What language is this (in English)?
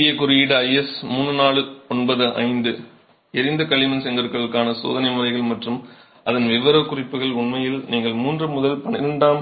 Tamil